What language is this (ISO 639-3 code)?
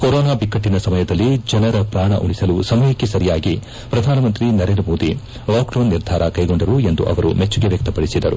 kan